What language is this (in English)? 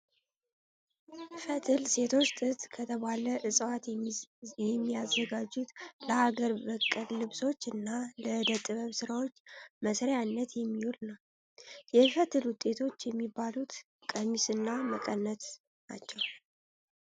Amharic